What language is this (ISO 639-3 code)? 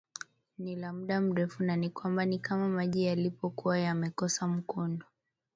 swa